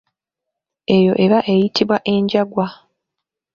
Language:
Ganda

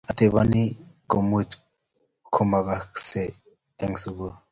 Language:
Kalenjin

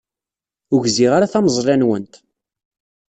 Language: Kabyle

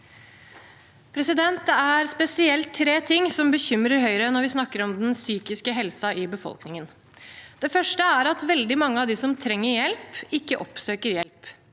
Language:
Norwegian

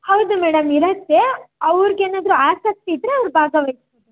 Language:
Kannada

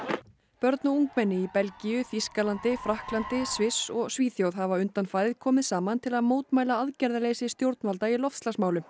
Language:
Icelandic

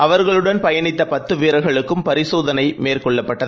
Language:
Tamil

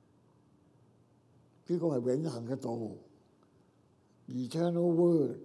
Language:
Chinese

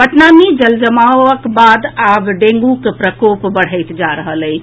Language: Maithili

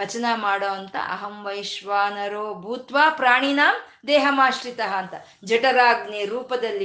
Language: Kannada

